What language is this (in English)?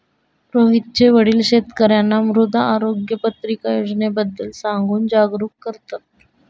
Marathi